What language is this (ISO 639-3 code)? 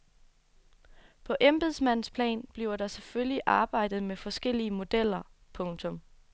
dan